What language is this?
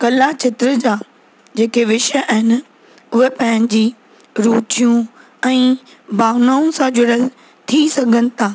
Sindhi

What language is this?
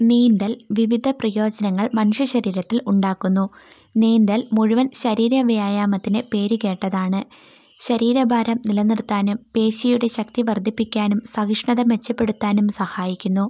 Malayalam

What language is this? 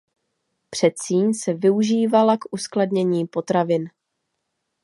Czech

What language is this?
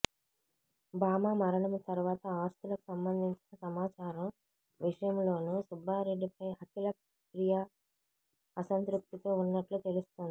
Telugu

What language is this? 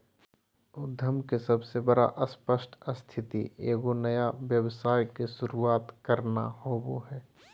Magahi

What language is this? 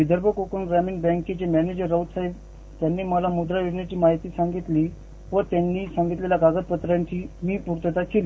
Marathi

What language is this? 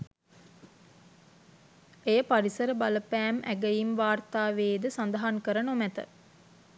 Sinhala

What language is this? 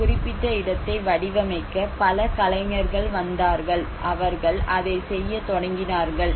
Tamil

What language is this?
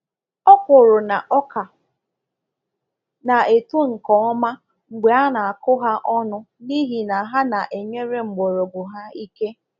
Igbo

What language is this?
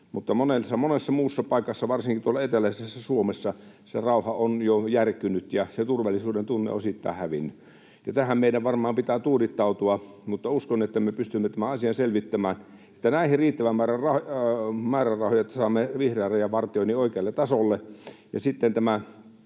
Finnish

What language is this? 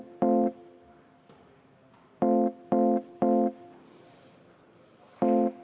Estonian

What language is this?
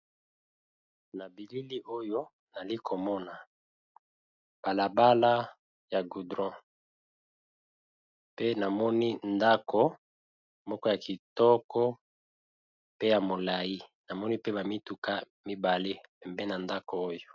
Lingala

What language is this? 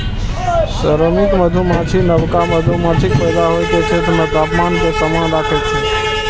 Maithili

